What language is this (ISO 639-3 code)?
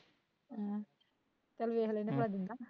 pan